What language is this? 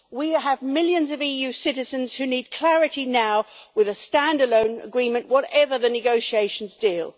English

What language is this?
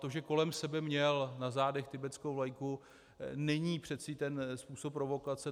Czech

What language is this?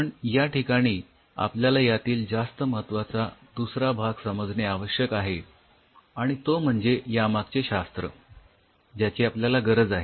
Marathi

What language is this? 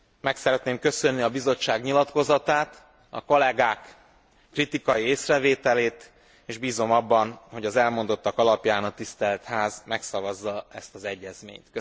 Hungarian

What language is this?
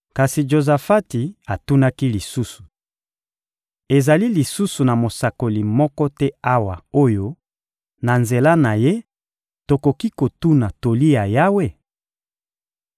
Lingala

